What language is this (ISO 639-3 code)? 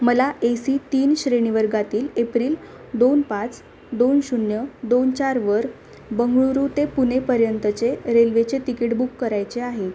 mar